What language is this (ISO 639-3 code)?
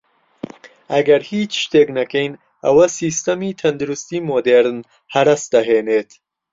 ckb